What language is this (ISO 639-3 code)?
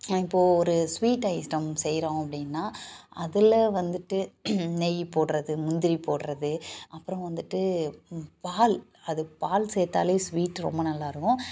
tam